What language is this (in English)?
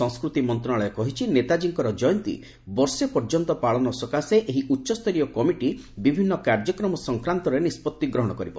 Odia